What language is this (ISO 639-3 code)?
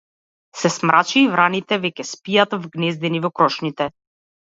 mkd